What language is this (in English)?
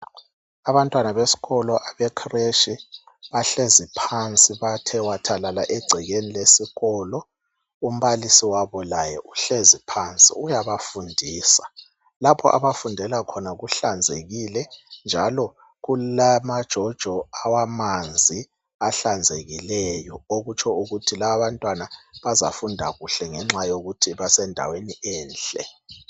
North Ndebele